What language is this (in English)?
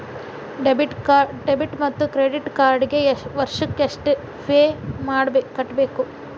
Kannada